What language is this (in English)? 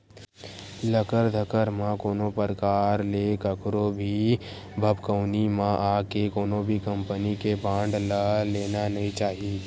Chhattisgarhi